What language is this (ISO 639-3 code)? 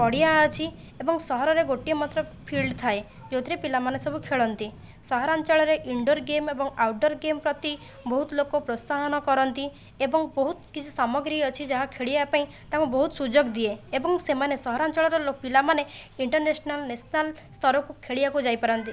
ori